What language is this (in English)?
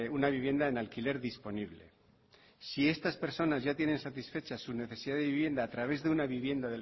Spanish